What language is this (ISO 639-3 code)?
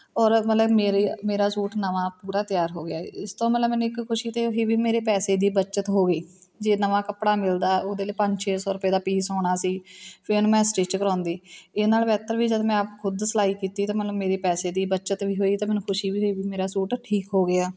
pan